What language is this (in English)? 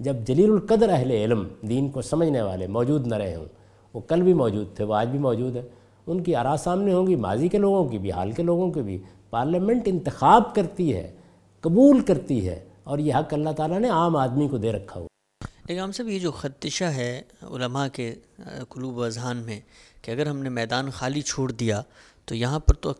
Urdu